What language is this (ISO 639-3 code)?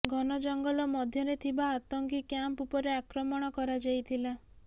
ori